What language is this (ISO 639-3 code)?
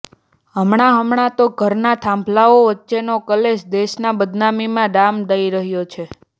guj